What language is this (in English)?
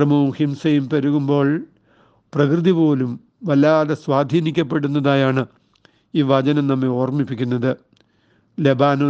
Malayalam